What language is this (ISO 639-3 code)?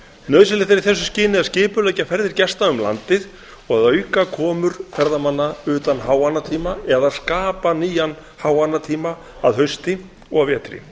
isl